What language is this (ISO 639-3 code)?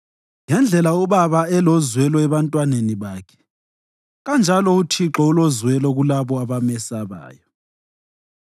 nde